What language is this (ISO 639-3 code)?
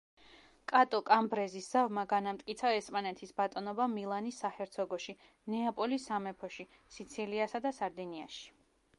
kat